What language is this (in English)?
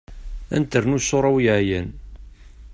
Kabyle